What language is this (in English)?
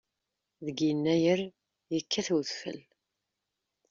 Kabyle